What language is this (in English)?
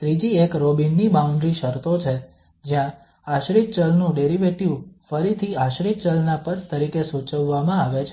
Gujarati